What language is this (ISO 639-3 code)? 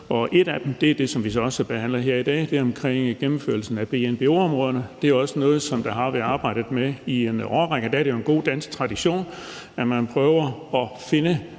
dan